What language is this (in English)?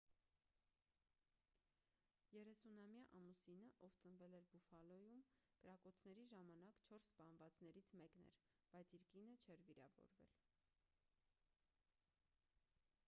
Armenian